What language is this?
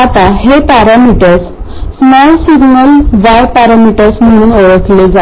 Marathi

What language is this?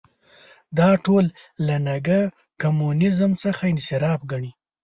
Pashto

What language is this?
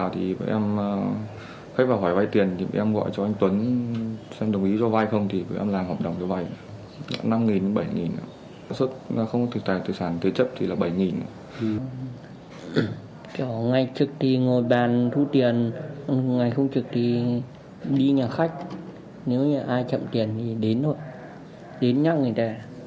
Vietnamese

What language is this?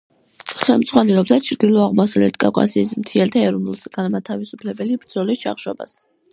Georgian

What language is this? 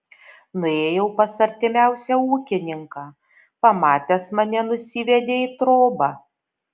Lithuanian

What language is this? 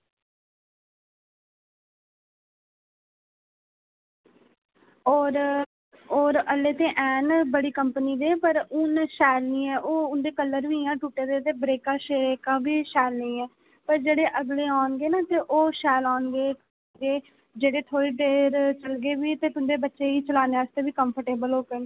Dogri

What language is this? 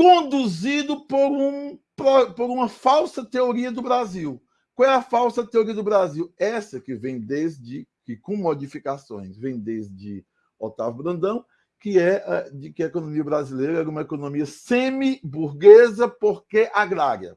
Portuguese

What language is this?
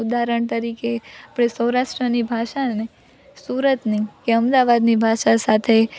Gujarati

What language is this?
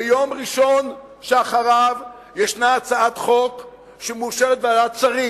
Hebrew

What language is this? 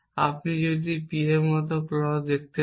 Bangla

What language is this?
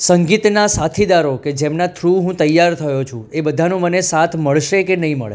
Gujarati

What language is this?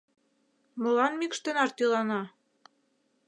Mari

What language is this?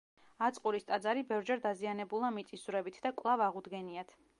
Georgian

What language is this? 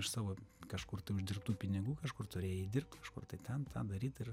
Lithuanian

